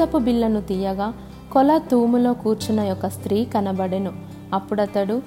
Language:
Telugu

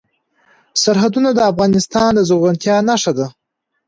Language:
Pashto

